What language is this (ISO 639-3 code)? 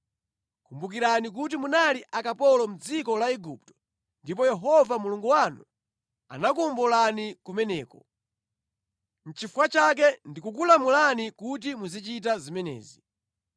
nya